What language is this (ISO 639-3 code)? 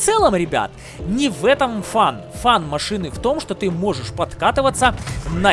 rus